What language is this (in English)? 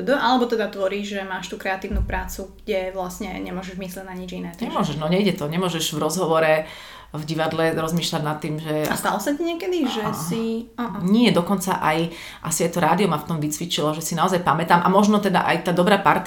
Slovak